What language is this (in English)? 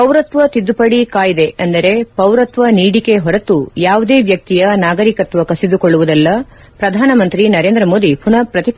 Kannada